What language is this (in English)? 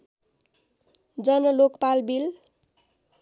Nepali